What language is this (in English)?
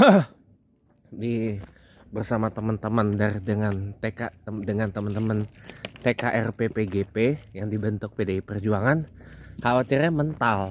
Indonesian